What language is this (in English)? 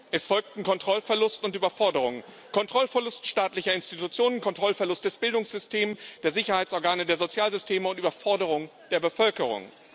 German